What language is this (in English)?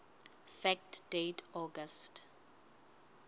Southern Sotho